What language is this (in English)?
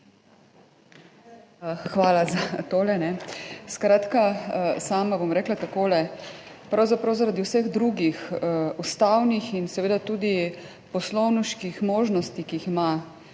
Slovenian